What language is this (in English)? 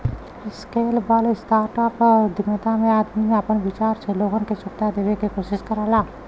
Bhojpuri